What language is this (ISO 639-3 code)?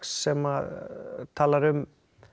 isl